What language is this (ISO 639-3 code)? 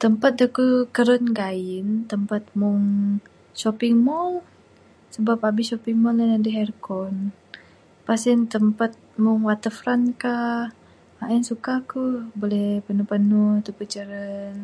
sdo